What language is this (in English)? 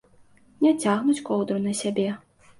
Belarusian